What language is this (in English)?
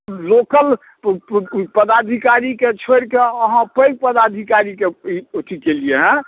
Maithili